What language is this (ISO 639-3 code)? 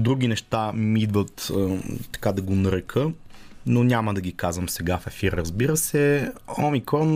bul